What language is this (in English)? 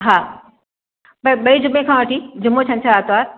Sindhi